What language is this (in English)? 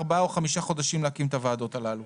Hebrew